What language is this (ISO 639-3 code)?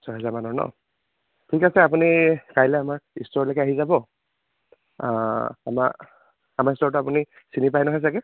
asm